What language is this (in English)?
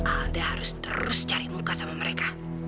Indonesian